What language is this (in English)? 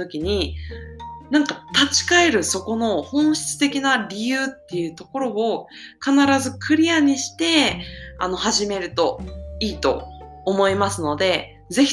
Japanese